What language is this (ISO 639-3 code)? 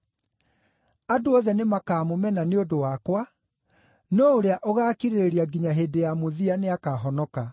kik